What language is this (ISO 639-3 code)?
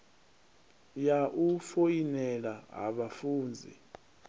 ven